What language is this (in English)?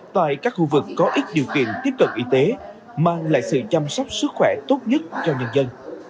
Vietnamese